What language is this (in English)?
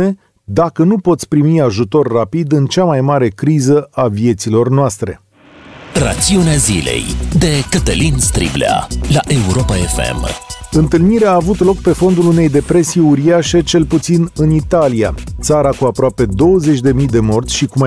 Romanian